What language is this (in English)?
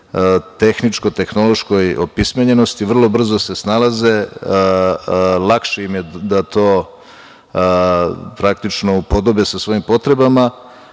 Serbian